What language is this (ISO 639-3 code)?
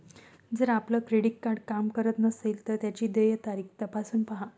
mar